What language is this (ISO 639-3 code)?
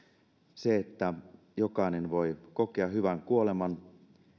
fin